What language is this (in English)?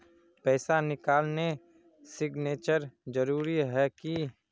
Magahi